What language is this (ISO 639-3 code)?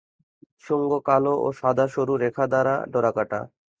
ben